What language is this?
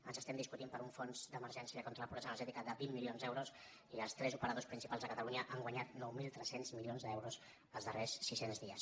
Catalan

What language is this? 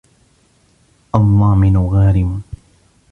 Arabic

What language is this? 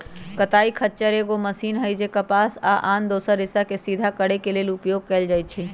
Magahi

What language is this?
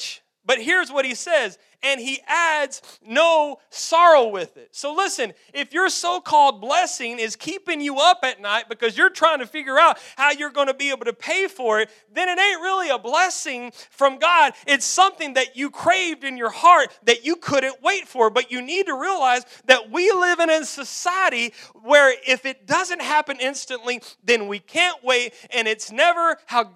English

